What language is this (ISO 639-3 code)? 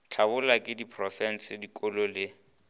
nso